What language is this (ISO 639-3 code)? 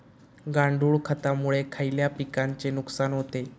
mar